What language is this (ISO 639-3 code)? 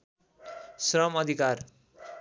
nep